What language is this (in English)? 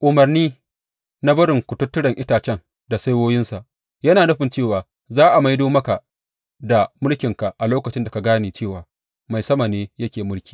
Hausa